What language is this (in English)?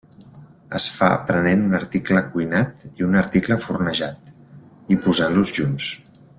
Catalan